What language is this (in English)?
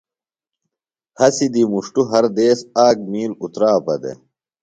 Phalura